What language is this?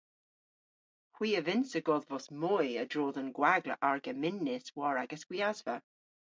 Cornish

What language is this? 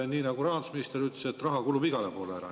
Estonian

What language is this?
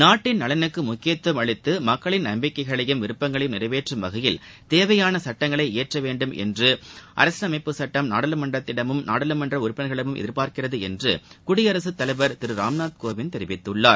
Tamil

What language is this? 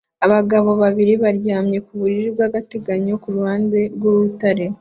Kinyarwanda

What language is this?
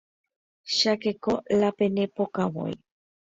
Guarani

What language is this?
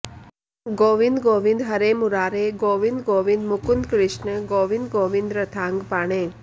Sanskrit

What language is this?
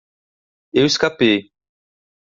Portuguese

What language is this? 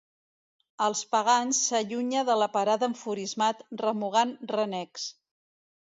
Catalan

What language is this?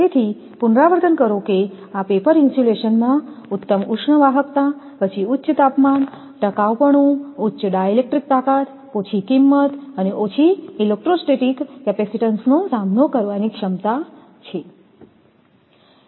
Gujarati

